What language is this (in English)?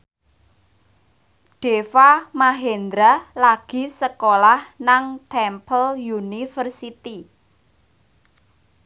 Javanese